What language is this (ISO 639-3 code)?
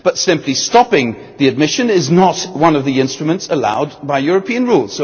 eng